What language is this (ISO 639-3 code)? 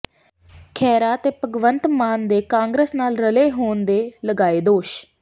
pan